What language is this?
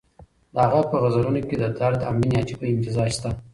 Pashto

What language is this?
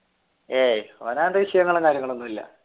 Malayalam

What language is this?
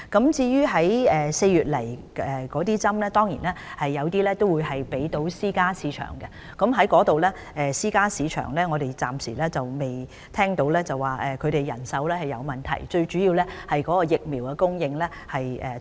Cantonese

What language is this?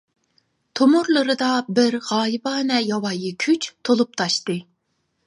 Uyghur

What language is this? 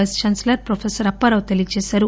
Telugu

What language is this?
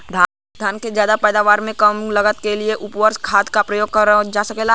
Bhojpuri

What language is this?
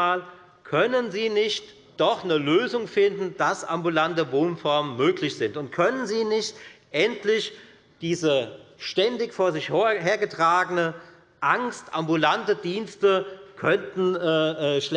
German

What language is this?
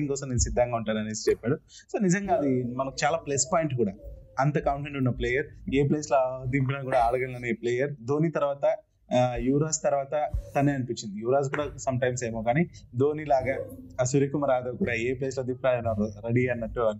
Telugu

